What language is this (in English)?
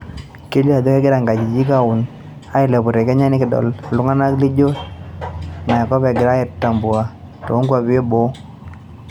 Masai